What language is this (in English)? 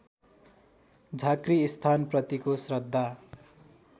Nepali